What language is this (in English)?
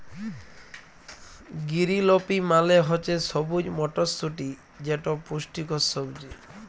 Bangla